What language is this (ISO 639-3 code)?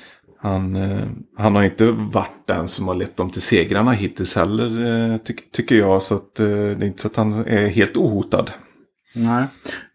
swe